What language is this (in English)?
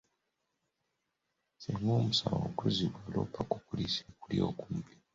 Ganda